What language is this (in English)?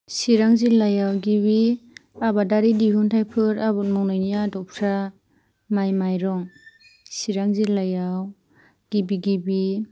Bodo